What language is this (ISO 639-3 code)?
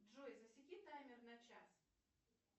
rus